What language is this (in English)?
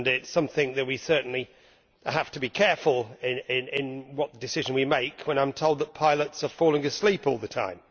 English